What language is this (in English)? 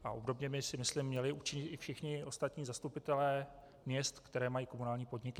Czech